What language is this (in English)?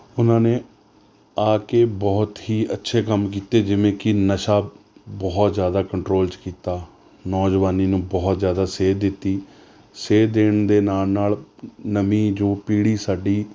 Punjabi